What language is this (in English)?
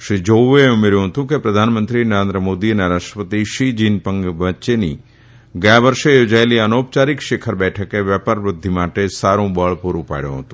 Gujarati